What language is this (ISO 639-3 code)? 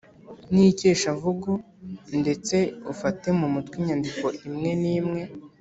kin